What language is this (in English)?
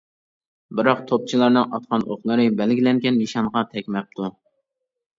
Uyghur